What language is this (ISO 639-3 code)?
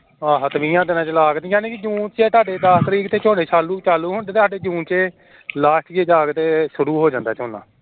pan